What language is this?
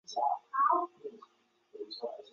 Chinese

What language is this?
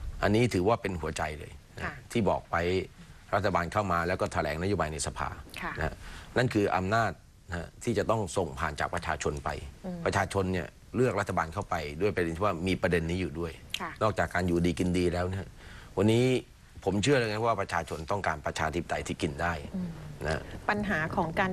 Thai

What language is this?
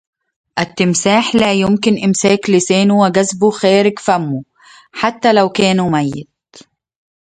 Arabic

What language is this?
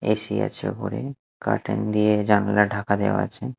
Bangla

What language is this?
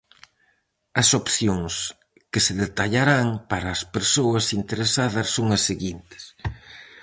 Galician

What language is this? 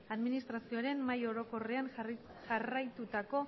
Basque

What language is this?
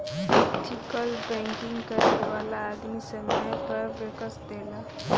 Bhojpuri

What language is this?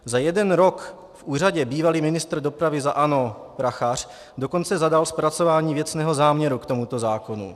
Czech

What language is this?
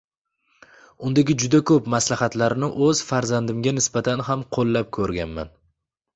Uzbek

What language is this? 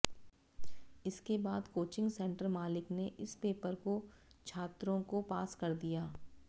Hindi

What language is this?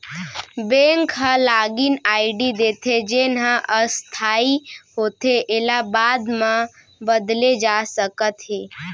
Chhattisgarhi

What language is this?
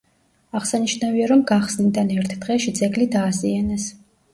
Georgian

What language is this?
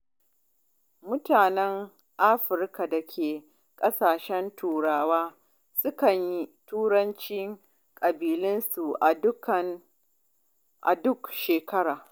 Hausa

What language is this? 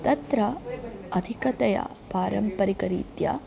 Sanskrit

